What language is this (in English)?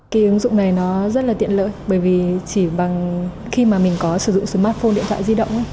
Vietnamese